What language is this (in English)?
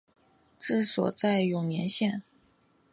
Chinese